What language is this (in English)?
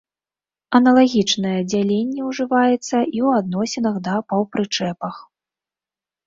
Belarusian